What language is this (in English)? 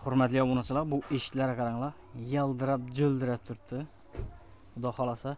Turkish